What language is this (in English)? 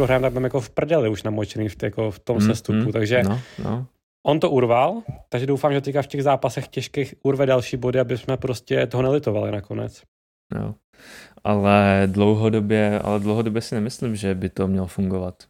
Czech